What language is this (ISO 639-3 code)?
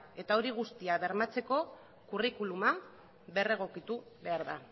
eus